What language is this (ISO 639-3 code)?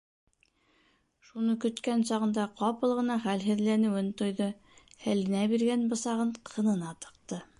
bak